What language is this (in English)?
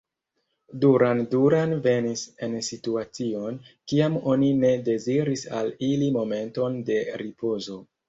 Esperanto